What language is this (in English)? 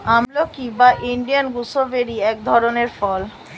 Bangla